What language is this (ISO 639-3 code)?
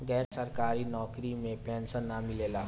bho